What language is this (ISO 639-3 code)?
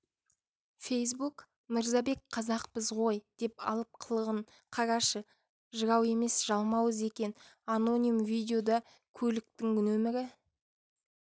kaz